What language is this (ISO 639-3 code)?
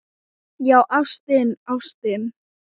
isl